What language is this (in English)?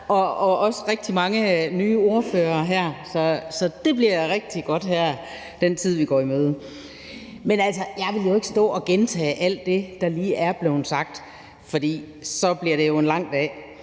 Danish